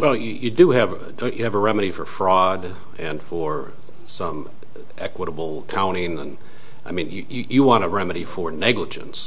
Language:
English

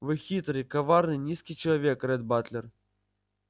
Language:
Russian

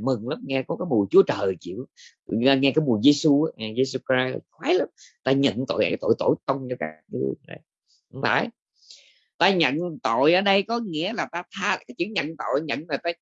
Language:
Vietnamese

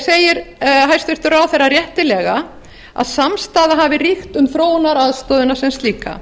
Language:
Icelandic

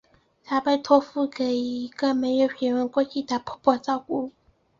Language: Chinese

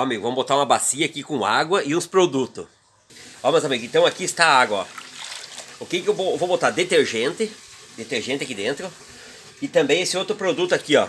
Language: Portuguese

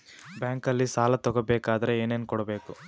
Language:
Kannada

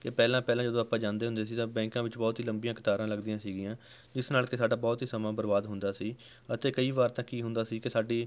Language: Punjabi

